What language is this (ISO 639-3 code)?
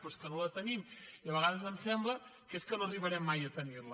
cat